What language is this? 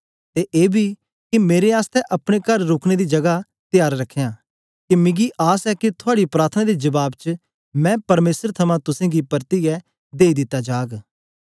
Dogri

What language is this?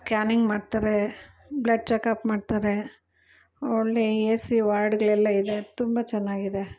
Kannada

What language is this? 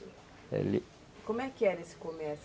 Portuguese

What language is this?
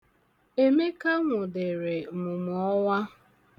Igbo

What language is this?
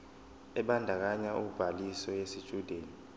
Zulu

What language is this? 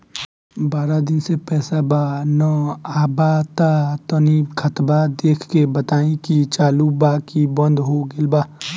Bhojpuri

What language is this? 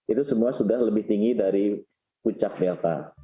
Indonesian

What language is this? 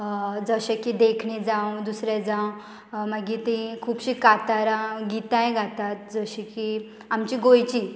Konkani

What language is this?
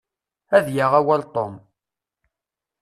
Kabyle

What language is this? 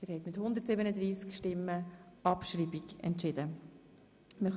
Swiss German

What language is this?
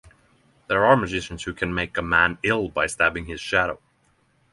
English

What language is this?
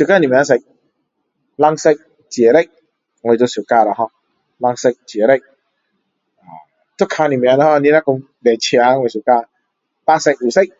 Min Dong Chinese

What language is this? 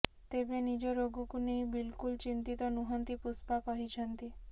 Odia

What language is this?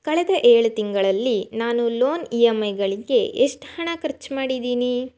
Kannada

